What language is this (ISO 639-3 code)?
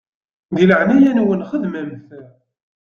kab